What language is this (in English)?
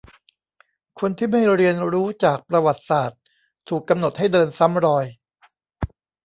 Thai